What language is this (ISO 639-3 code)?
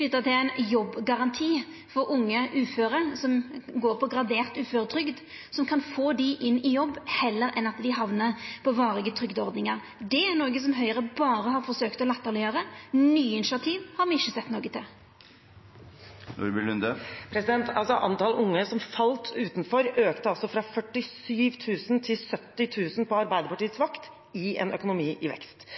nor